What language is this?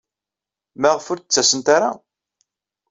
Kabyle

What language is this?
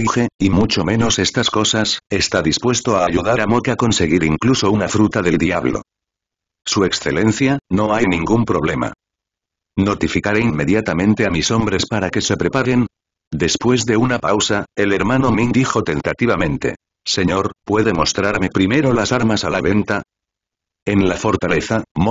Spanish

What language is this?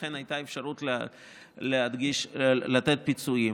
Hebrew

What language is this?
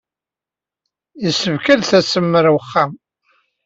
Kabyle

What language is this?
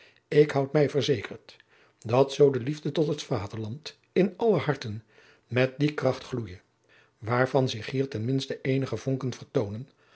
Dutch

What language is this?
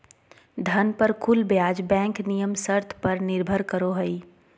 Magahi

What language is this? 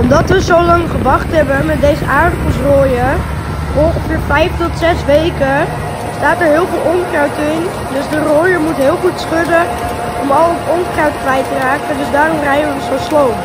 Dutch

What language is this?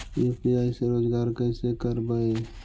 Magahi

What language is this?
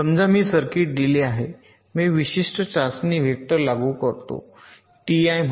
Marathi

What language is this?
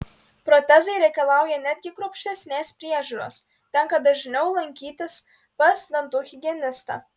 Lithuanian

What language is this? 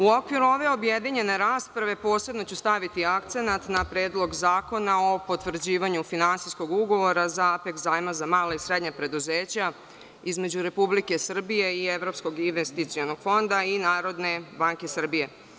Serbian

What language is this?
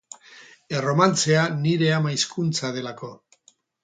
Basque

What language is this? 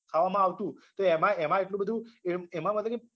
Gujarati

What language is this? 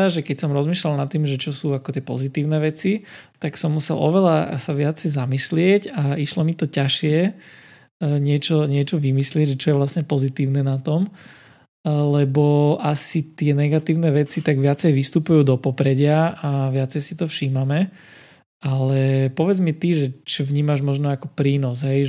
Slovak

